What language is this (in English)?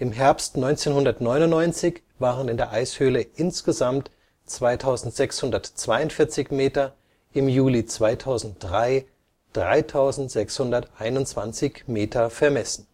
German